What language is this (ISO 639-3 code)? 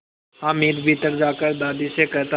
hin